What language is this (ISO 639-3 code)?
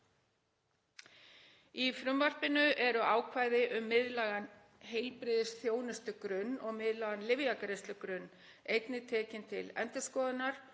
isl